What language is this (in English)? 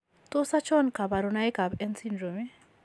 Kalenjin